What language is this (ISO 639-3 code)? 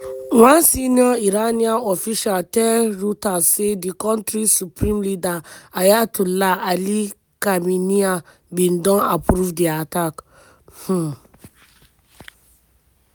pcm